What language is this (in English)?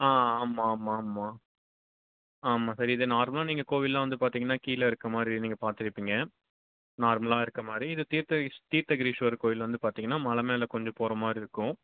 Tamil